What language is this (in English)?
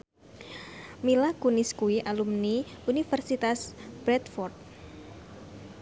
Javanese